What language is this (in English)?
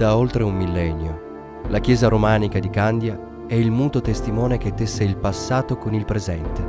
Italian